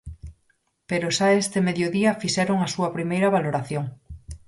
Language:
Galician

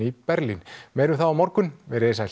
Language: Icelandic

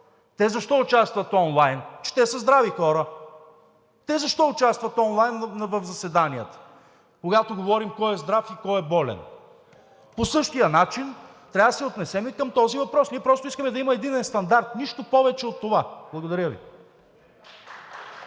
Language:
Bulgarian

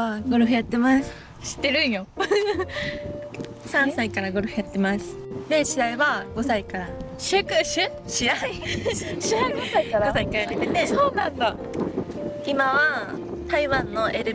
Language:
Japanese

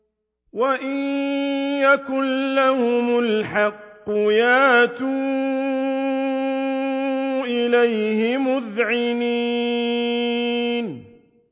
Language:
Arabic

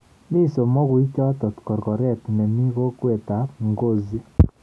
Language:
Kalenjin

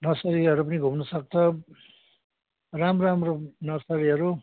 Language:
Nepali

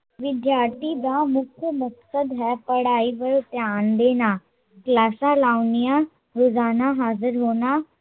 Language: Punjabi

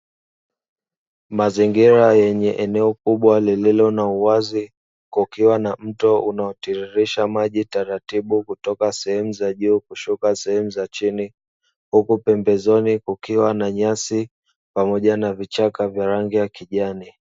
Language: Swahili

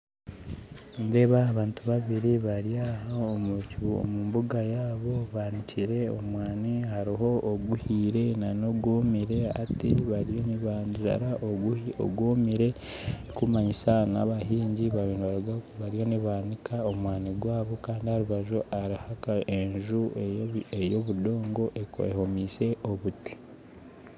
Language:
Nyankole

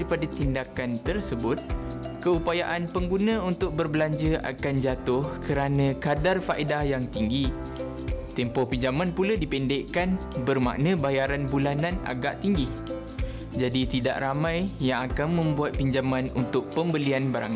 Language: Malay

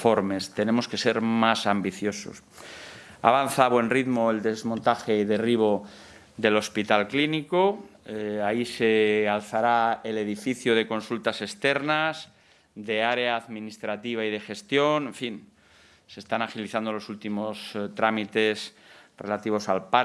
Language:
Spanish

